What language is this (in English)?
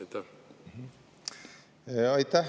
Estonian